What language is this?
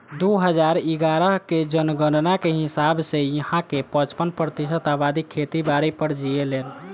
Bhojpuri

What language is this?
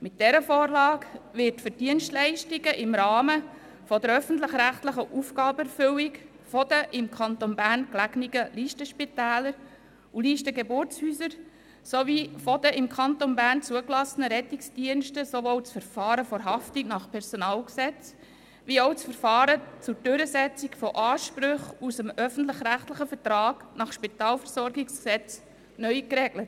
Swiss German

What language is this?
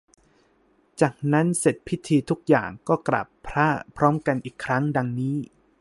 Thai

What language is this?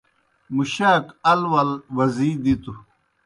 Kohistani Shina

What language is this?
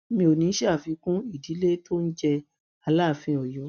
Yoruba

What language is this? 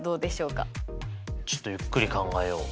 Japanese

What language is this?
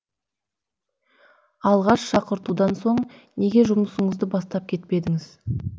Kazakh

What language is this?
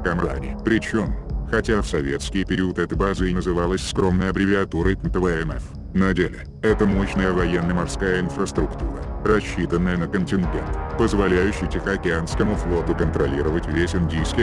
Russian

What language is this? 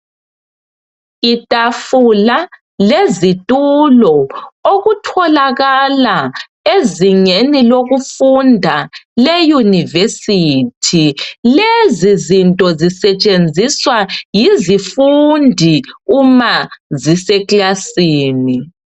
North Ndebele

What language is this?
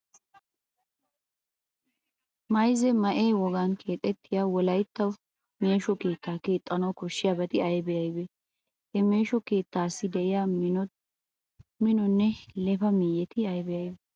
Wolaytta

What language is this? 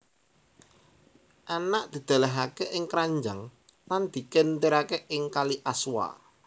Javanese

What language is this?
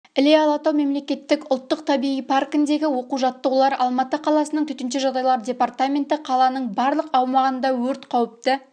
Kazakh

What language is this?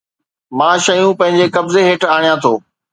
Sindhi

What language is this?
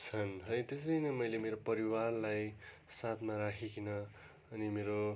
Nepali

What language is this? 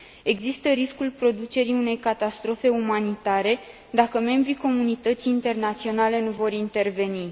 Romanian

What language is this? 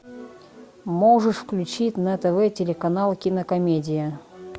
Russian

